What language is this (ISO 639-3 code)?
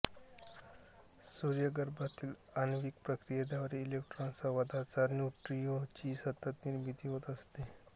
mar